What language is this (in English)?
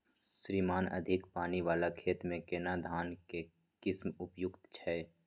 Maithili